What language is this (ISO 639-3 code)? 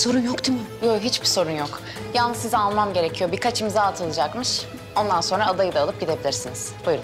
tur